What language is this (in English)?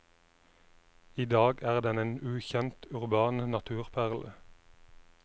Norwegian